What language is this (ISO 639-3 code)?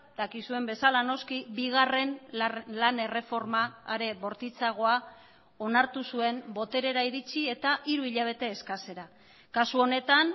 eus